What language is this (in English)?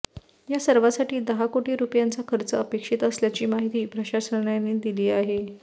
Marathi